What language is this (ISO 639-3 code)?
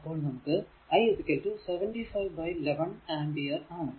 mal